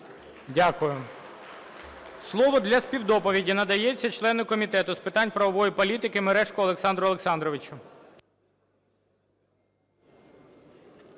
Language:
Ukrainian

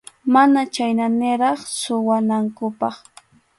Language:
Arequipa-La Unión Quechua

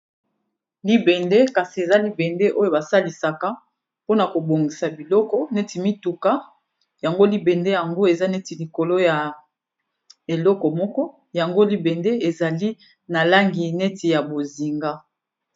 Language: Lingala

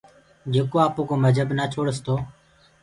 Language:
Gurgula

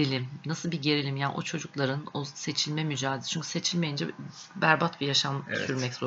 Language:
Turkish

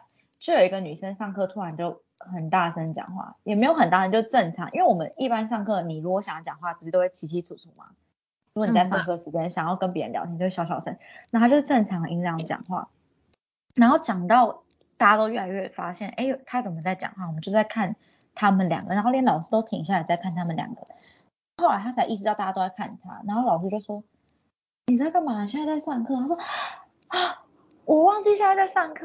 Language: Chinese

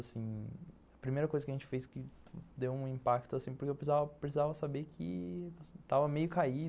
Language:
Portuguese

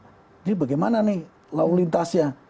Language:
Indonesian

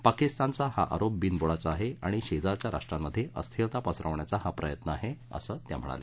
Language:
Marathi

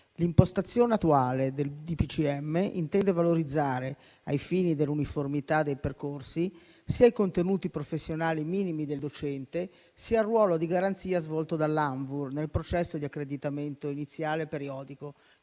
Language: Italian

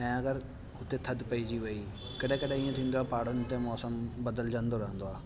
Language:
Sindhi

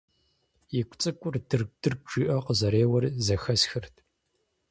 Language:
Kabardian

